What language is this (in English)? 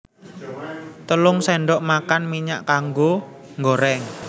Javanese